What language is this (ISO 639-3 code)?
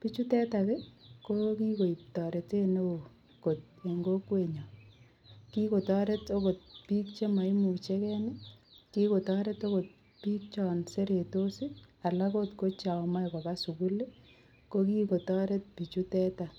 kln